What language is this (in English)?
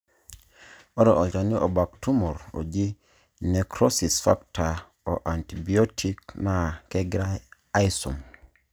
Masai